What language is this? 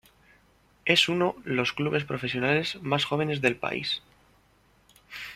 Spanish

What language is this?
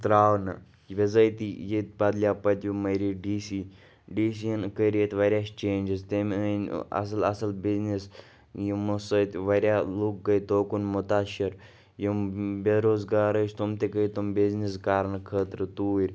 Kashmiri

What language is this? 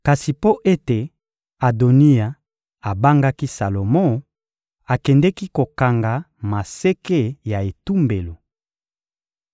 Lingala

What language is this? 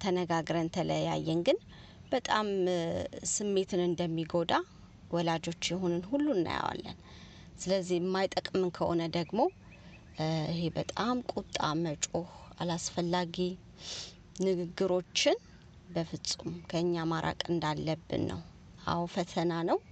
Amharic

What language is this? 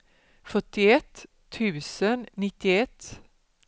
Swedish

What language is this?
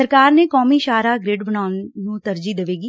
Punjabi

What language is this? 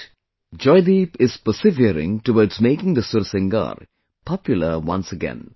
English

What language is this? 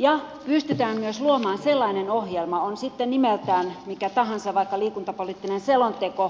Finnish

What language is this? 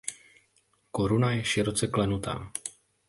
Czech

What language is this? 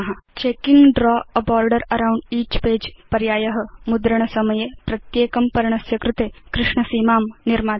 Sanskrit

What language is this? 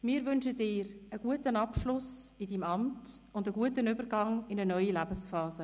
Swiss German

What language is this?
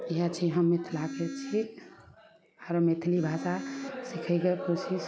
Maithili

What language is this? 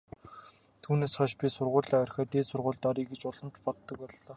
Mongolian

